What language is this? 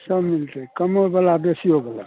Maithili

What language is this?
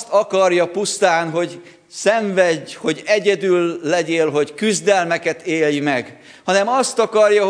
Hungarian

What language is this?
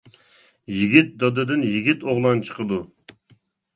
Uyghur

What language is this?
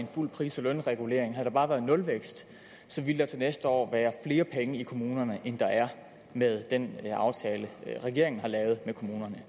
Danish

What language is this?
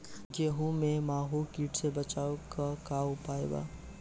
Bhojpuri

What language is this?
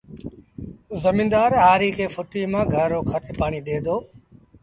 Sindhi Bhil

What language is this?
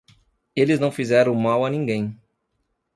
Portuguese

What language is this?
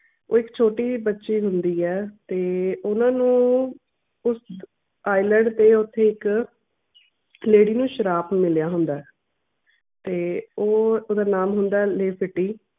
Punjabi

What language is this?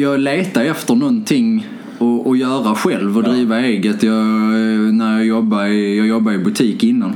Swedish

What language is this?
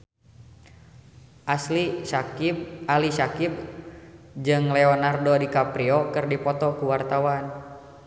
Sundanese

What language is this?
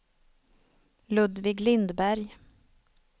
Swedish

